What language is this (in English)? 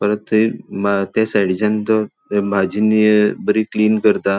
Konkani